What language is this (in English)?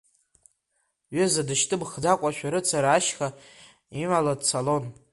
Abkhazian